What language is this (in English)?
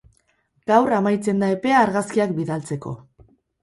Basque